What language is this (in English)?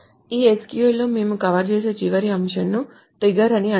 Telugu